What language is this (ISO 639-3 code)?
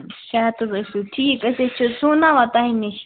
kas